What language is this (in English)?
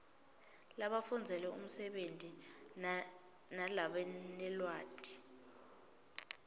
Swati